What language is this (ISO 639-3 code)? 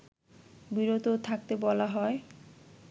ben